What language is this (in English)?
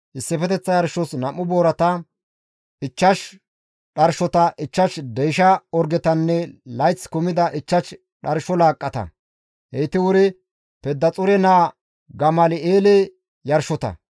Gamo